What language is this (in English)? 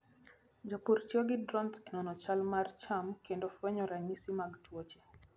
Luo (Kenya and Tanzania)